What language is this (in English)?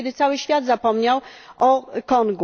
Polish